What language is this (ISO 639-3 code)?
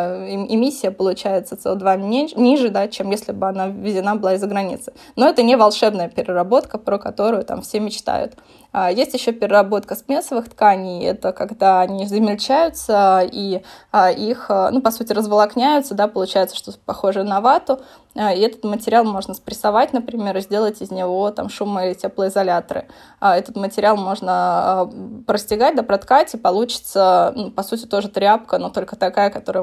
rus